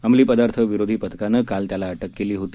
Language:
Marathi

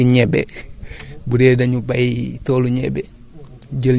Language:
Wolof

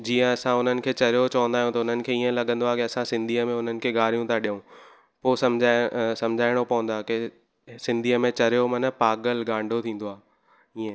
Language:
Sindhi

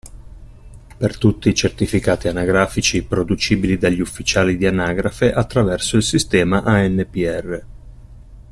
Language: Italian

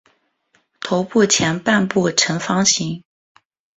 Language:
Chinese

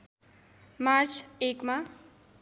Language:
Nepali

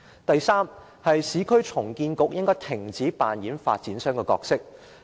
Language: Cantonese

